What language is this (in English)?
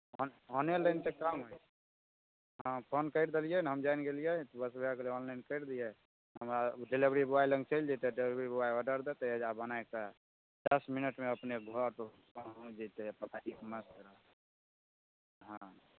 Maithili